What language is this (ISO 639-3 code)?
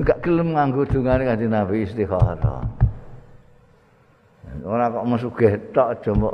ind